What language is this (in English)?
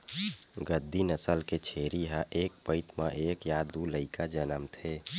Chhattisgarhi